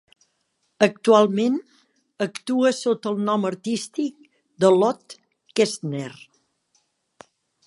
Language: Catalan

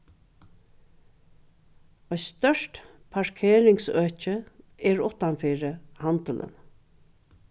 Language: Faroese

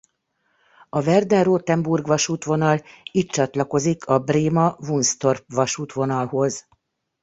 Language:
Hungarian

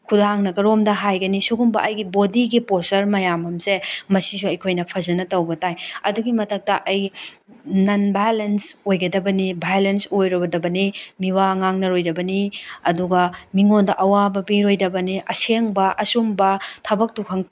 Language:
Manipuri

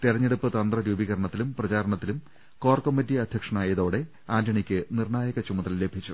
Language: Malayalam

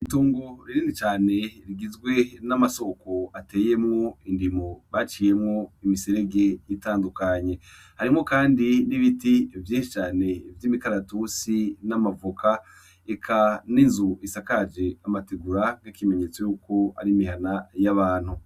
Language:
Rundi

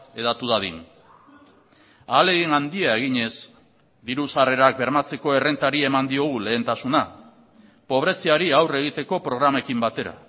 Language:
Basque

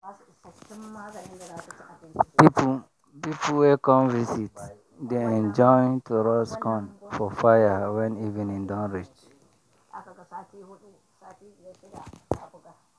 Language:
Nigerian Pidgin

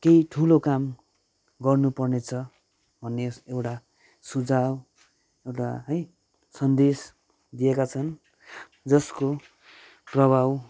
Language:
Nepali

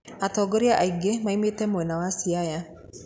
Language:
Kikuyu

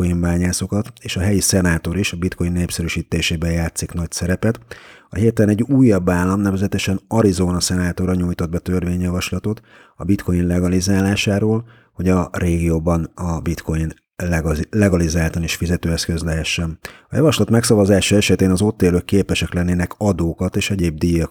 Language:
Hungarian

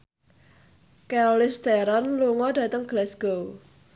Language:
Javanese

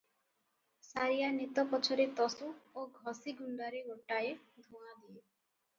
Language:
Odia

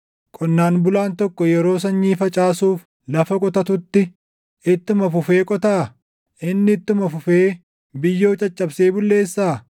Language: Oromo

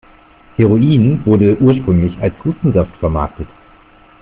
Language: German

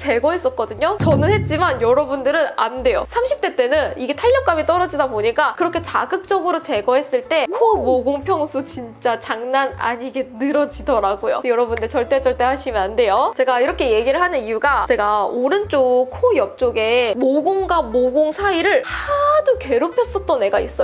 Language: Korean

